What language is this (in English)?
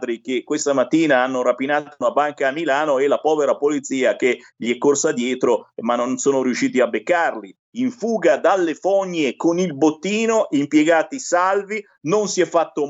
Italian